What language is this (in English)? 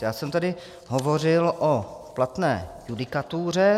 Czech